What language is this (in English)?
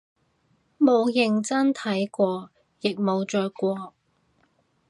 Cantonese